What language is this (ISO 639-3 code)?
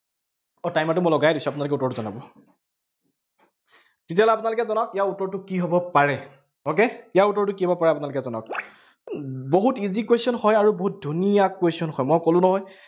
asm